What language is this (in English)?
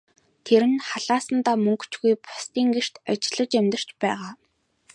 Mongolian